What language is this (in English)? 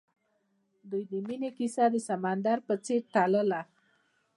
Pashto